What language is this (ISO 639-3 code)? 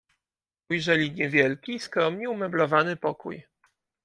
pol